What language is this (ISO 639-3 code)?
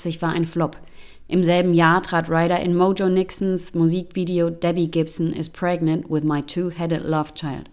deu